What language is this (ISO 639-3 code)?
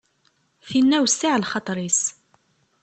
kab